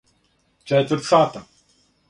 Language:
Serbian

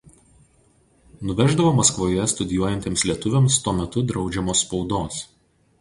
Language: Lithuanian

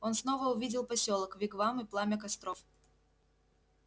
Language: Russian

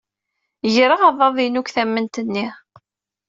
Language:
Kabyle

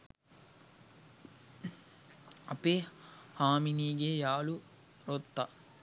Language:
Sinhala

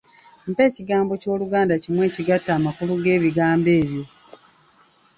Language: Ganda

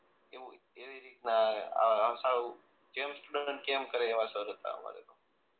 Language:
Gujarati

